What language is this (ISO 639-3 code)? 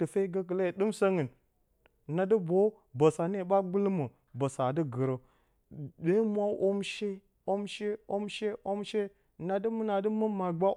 bcy